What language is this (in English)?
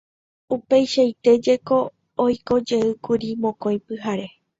Guarani